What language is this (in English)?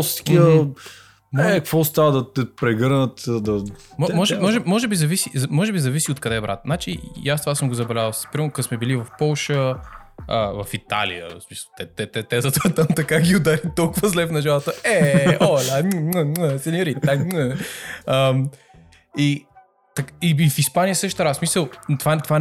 Bulgarian